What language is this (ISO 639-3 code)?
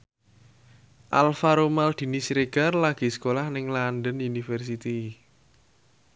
jav